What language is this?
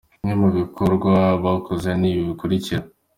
Kinyarwanda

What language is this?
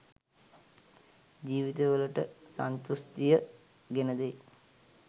Sinhala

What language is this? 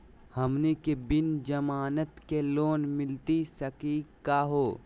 Magahi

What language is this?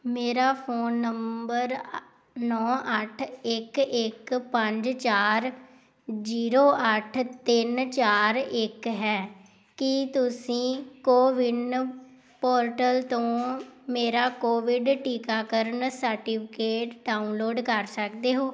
Punjabi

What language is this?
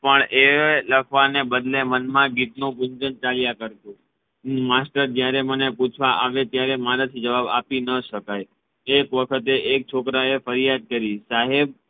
Gujarati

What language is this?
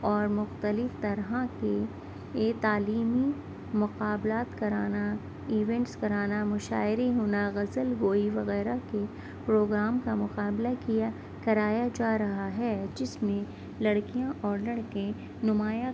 Urdu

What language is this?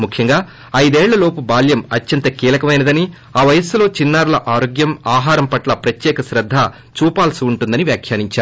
Telugu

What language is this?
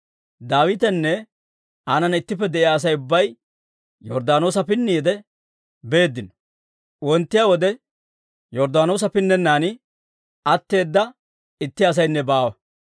Dawro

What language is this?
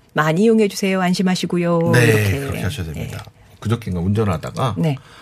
Korean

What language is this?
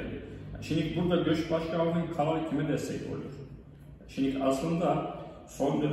Turkish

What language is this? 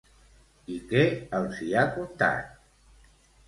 Catalan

